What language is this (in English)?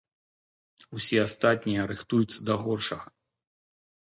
Belarusian